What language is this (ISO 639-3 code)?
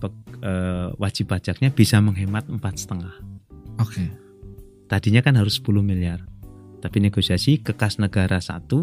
ind